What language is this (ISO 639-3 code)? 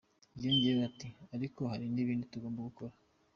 kin